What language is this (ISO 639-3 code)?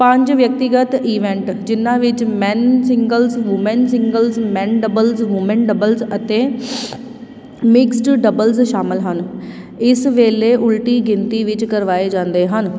pan